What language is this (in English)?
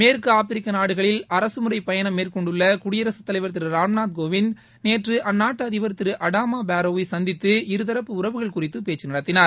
Tamil